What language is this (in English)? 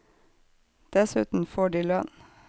Norwegian